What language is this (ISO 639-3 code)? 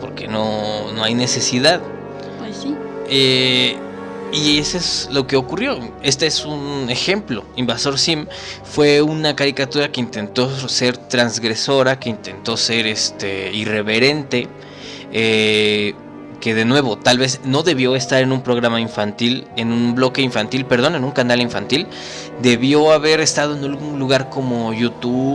spa